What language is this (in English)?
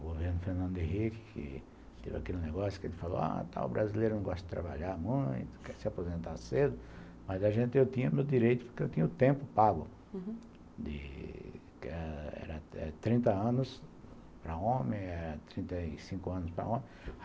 Portuguese